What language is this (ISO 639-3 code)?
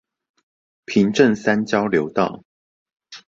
zho